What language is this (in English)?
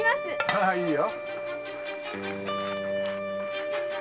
Japanese